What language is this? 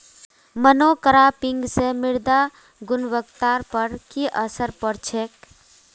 Magahi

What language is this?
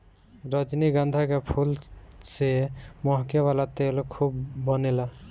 Bhojpuri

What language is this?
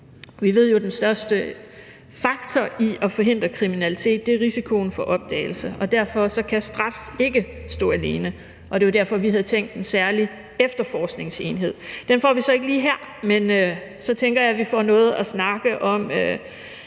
Danish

